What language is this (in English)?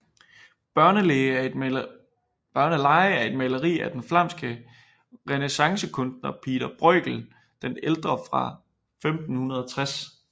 Danish